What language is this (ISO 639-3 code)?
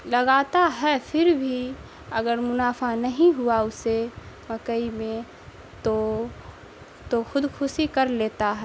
urd